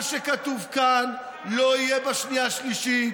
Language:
Hebrew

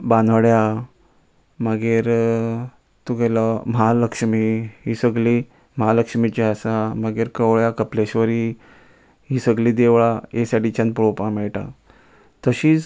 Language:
Konkani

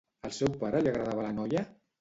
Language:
Catalan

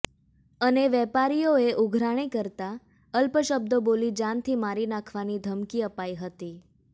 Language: Gujarati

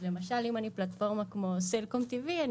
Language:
Hebrew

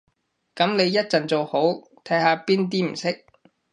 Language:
Cantonese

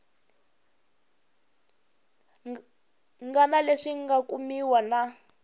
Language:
Tsonga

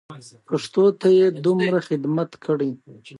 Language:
Pashto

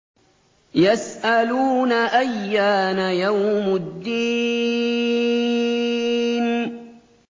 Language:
Arabic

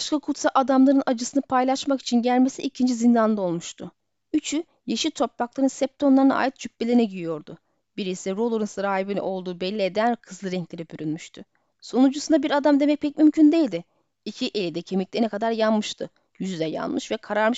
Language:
Turkish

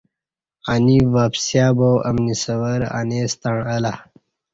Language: Kati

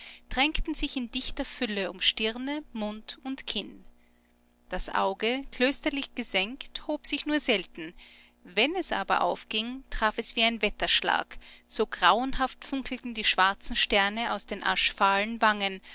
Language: German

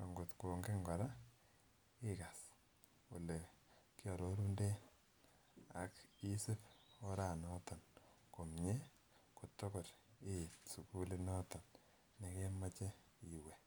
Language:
Kalenjin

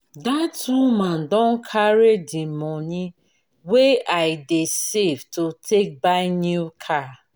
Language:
Nigerian Pidgin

